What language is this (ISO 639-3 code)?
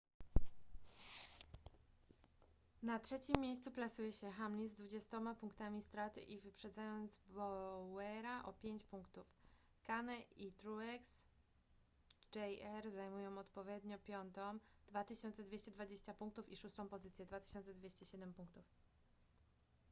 pol